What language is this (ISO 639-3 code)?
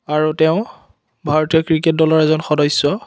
asm